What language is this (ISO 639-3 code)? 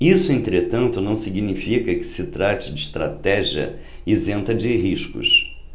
por